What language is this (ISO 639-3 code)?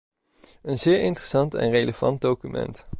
nld